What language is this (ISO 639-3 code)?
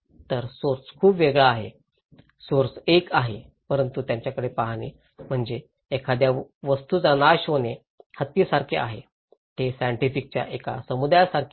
mar